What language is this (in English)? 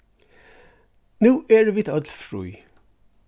Faroese